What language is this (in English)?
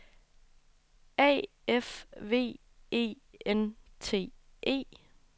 Danish